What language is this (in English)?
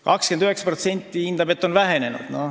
Estonian